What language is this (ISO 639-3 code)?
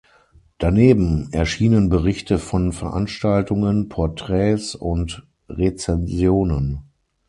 deu